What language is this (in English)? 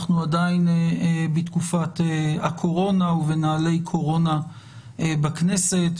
Hebrew